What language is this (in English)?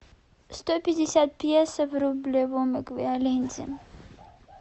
Russian